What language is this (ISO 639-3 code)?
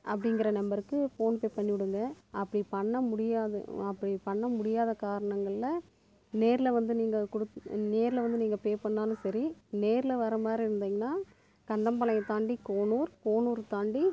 tam